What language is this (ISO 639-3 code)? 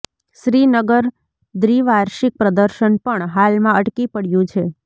guj